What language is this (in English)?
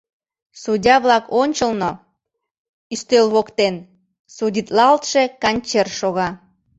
Mari